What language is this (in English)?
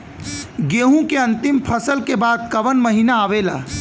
Bhojpuri